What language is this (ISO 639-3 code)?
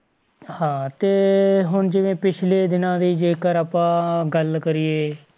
pan